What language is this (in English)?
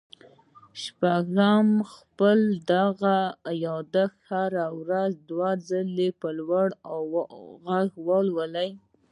Pashto